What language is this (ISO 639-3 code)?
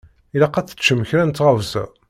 kab